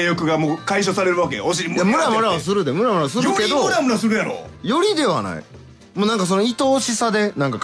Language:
Japanese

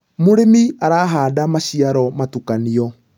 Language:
Kikuyu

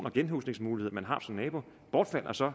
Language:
Danish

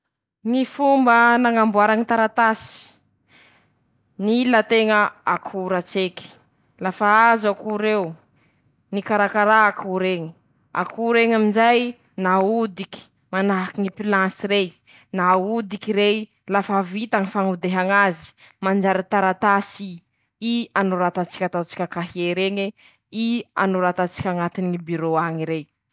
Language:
Masikoro Malagasy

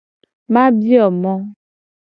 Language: Gen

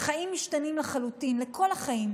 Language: Hebrew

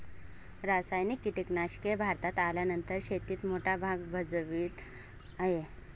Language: Marathi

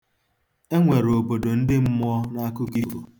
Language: Igbo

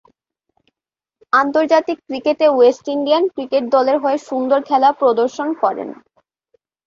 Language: Bangla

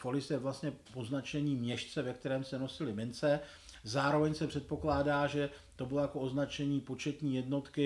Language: Czech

